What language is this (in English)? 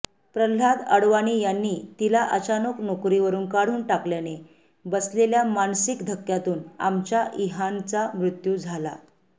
Marathi